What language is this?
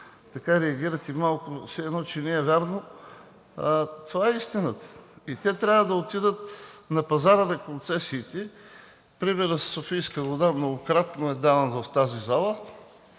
Bulgarian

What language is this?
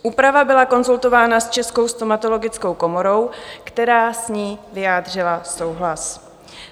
Czech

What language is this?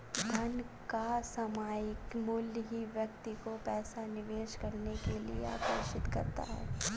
Hindi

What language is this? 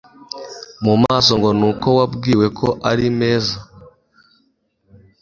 Kinyarwanda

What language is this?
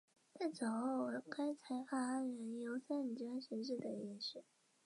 Chinese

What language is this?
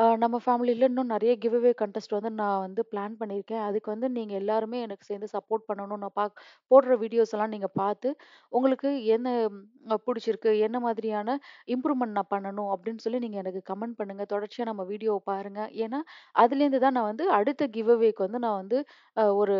Arabic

